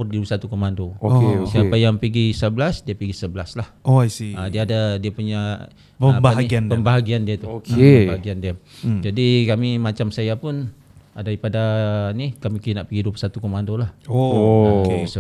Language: Malay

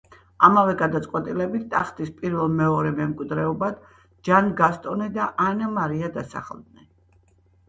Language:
Georgian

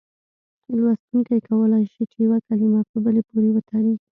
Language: Pashto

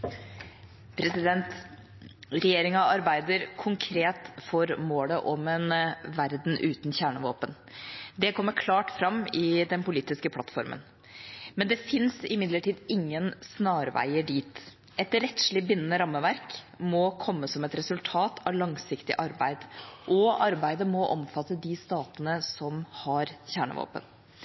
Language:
Norwegian Bokmål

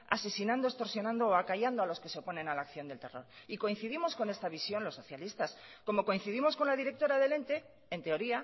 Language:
Spanish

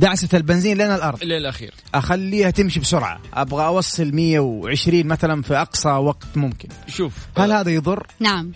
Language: Arabic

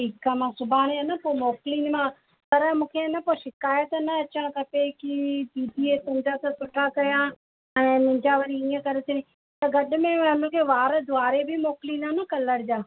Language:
Sindhi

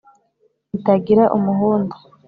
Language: Kinyarwanda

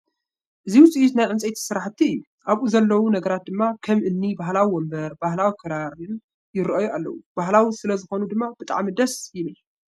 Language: Tigrinya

